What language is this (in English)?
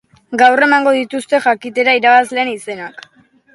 Basque